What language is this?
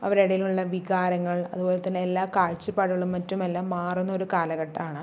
Malayalam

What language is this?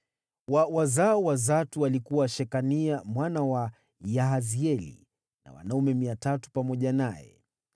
Swahili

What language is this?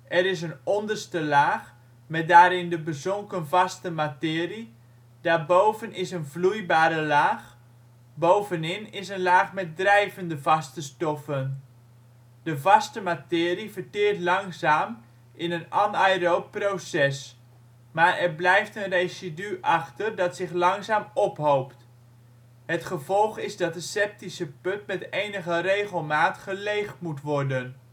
Dutch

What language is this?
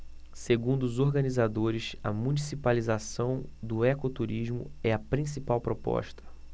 Portuguese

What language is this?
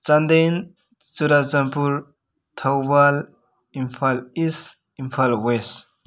Manipuri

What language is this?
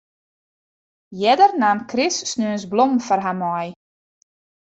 Western Frisian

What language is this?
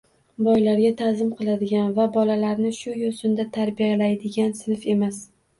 Uzbek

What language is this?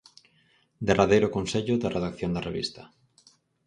Galician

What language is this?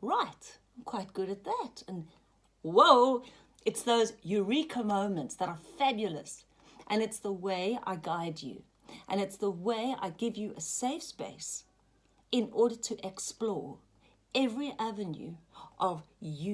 English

